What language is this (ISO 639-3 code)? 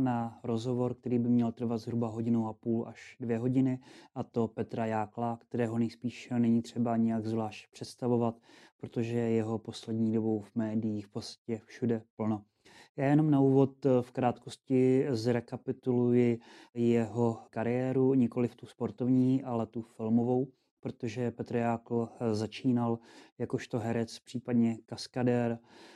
ces